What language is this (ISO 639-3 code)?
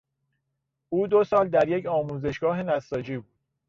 fas